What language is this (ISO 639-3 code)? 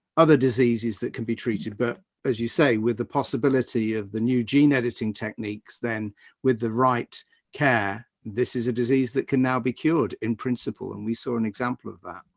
eng